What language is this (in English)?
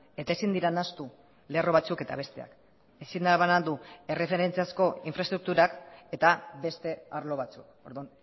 Basque